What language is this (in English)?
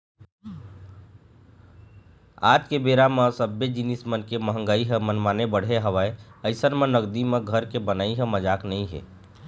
Chhattisgarhi